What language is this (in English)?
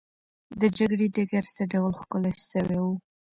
Pashto